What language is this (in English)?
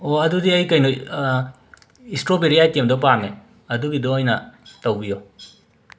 Manipuri